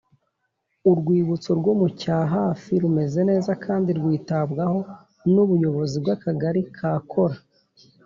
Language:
Kinyarwanda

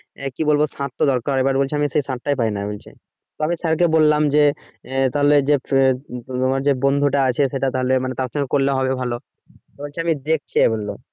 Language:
Bangla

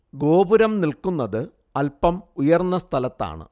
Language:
Malayalam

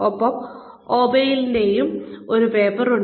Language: Malayalam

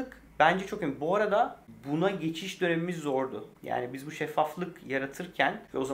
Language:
Turkish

